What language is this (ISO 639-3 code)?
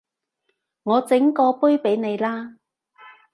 yue